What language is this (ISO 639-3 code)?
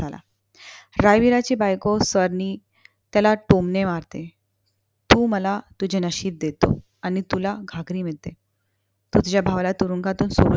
mar